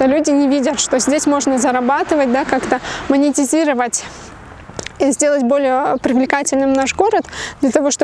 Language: Russian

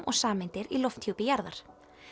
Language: Icelandic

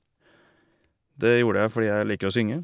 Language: Norwegian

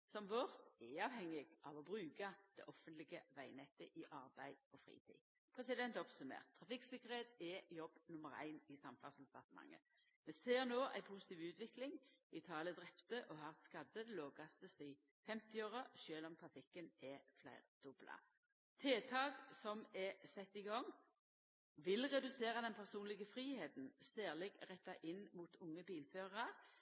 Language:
Norwegian Nynorsk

